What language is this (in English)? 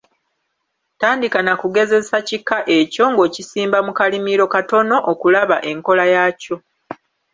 Ganda